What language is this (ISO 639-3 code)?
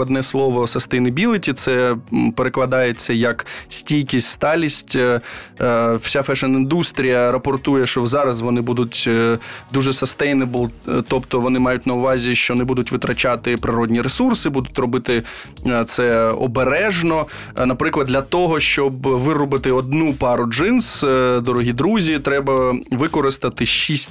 ukr